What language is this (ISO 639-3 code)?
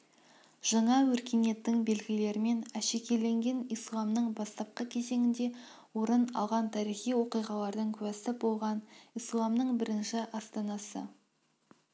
kaz